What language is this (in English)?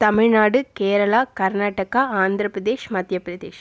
Tamil